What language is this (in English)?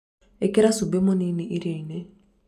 Kikuyu